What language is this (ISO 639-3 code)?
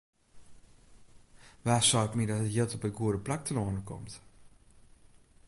fry